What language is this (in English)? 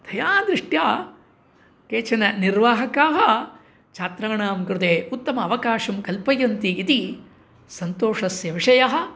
Sanskrit